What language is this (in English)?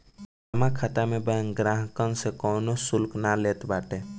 Bhojpuri